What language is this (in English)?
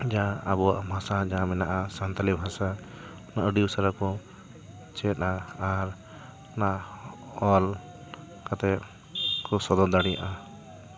Santali